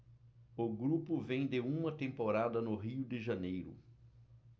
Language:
Portuguese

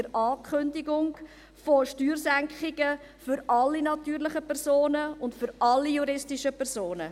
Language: Swiss German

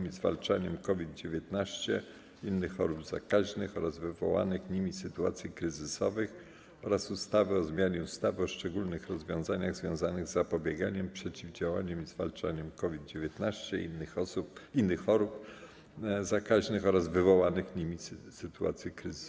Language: Polish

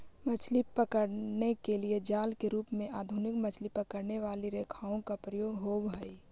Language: Magahi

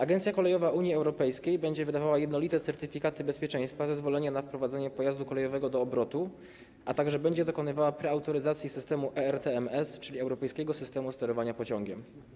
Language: Polish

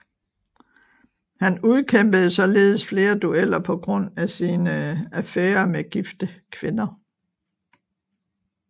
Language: Danish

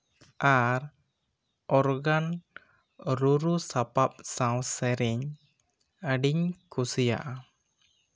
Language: Santali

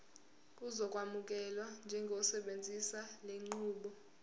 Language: Zulu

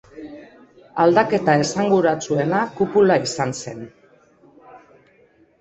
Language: Basque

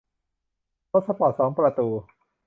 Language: Thai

